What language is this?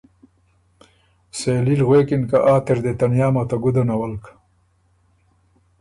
Ormuri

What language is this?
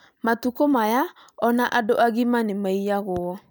Kikuyu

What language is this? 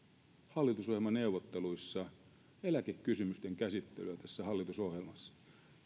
Finnish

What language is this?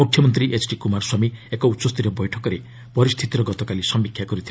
Odia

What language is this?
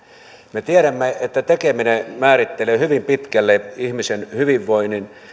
Finnish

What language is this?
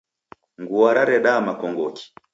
Taita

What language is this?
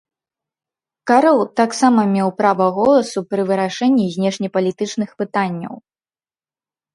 Belarusian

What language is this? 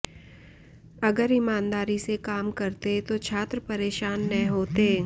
Hindi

